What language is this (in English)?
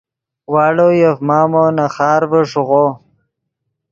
Yidgha